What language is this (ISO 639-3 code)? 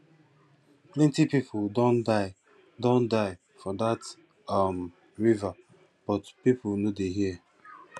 pcm